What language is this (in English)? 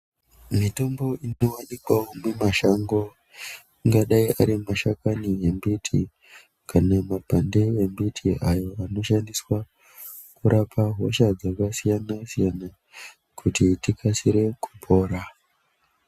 Ndau